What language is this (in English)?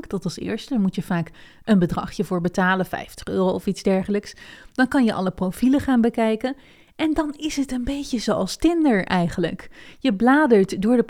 Dutch